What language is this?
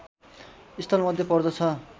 Nepali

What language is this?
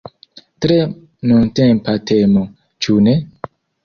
Esperanto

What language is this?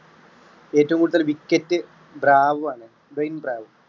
Malayalam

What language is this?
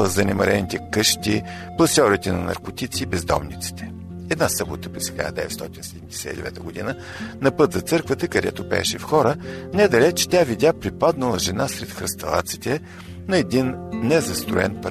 Bulgarian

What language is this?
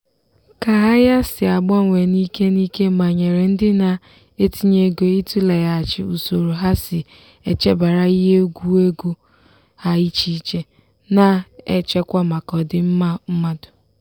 Igbo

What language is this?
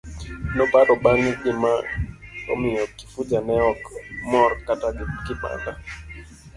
Luo (Kenya and Tanzania)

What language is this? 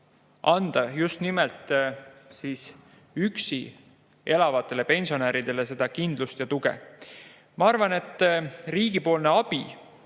Estonian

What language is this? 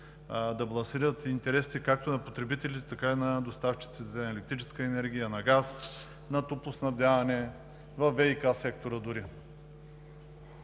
Bulgarian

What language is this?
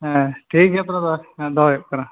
Santali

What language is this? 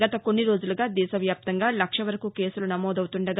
Telugu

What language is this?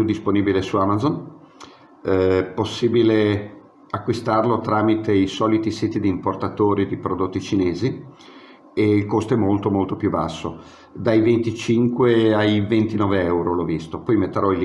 Italian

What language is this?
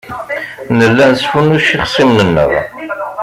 Kabyle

